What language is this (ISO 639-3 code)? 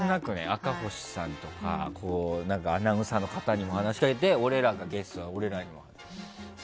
jpn